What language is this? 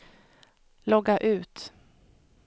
Swedish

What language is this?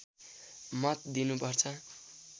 Nepali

